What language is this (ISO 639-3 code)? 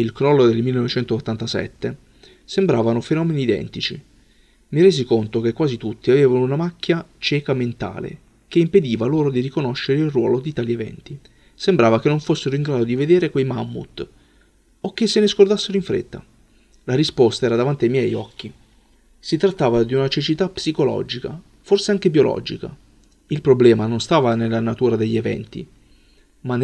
ita